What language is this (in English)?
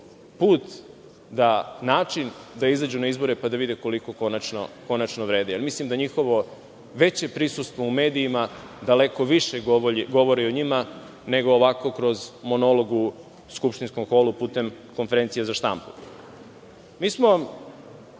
Serbian